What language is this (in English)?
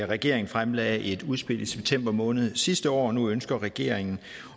Danish